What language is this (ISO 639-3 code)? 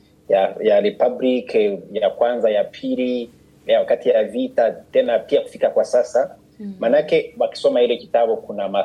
swa